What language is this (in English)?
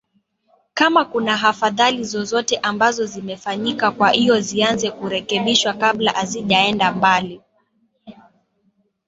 Swahili